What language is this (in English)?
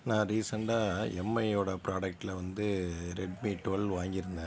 Tamil